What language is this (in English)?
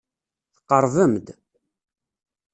Kabyle